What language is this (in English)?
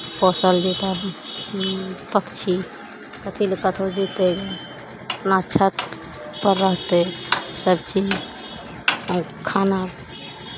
Maithili